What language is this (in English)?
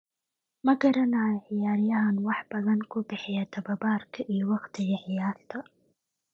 Somali